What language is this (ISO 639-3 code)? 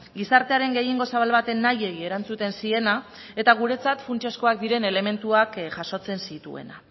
eus